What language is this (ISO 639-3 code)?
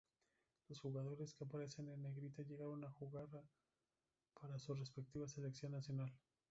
spa